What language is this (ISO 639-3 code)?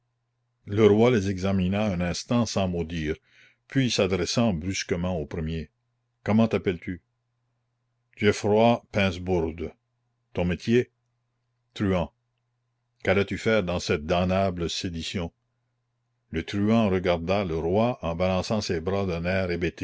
fra